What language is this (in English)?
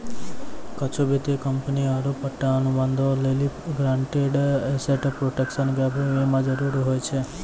Maithili